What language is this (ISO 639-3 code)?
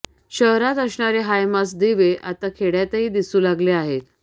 mar